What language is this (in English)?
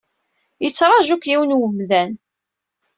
Kabyle